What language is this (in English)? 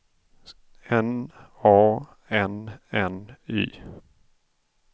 Swedish